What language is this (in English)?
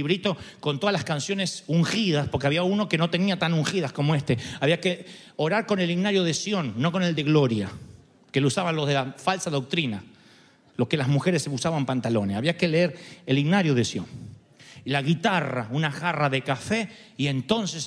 Spanish